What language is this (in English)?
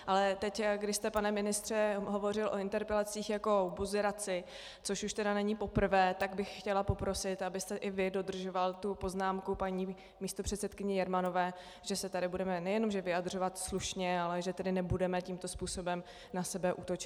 Czech